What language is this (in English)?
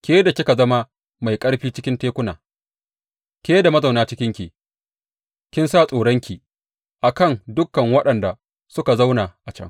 Hausa